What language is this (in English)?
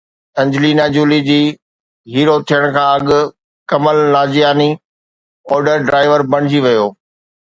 Sindhi